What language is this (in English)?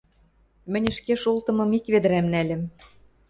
Western Mari